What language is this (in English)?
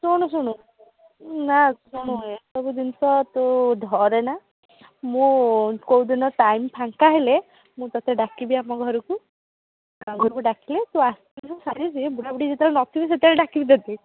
Odia